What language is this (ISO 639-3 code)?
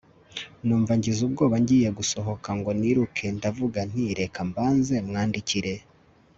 kin